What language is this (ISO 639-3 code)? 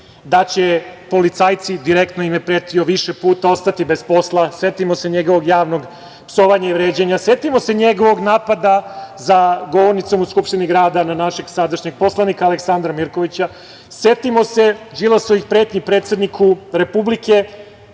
srp